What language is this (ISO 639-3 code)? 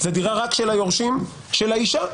heb